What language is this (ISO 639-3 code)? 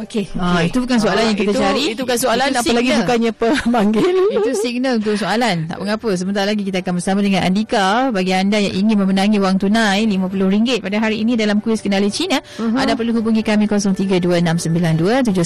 msa